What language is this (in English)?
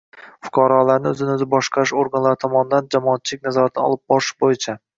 Uzbek